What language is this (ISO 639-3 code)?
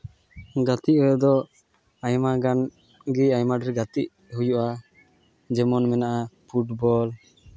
sat